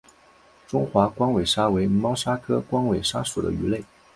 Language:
Chinese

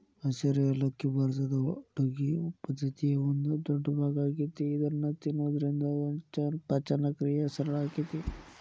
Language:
Kannada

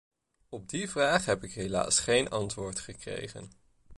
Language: Dutch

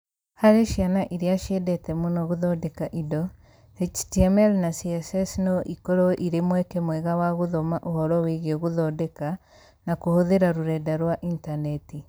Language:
Kikuyu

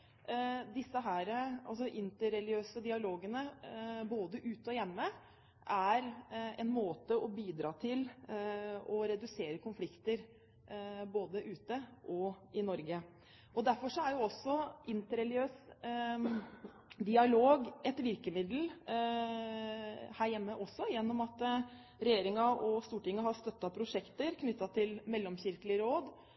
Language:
Norwegian Bokmål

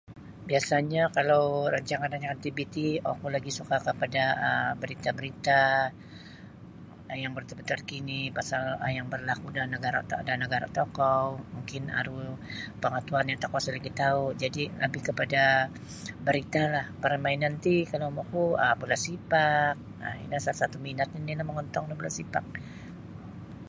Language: Sabah Bisaya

